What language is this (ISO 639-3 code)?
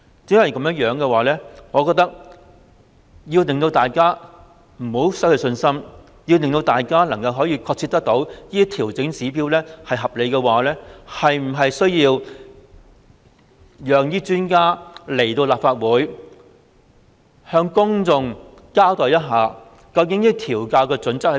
yue